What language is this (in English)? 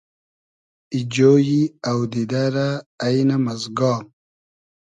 Hazaragi